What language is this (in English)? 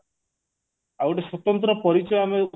Odia